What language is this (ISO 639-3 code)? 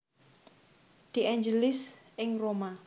jav